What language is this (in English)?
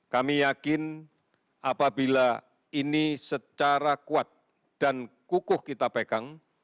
Indonesian